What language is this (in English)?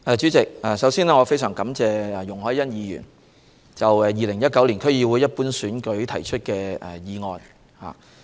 Cantonese